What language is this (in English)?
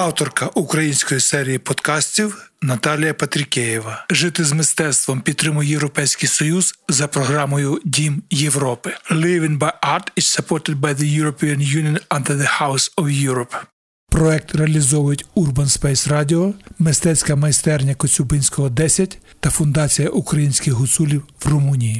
Ukrainian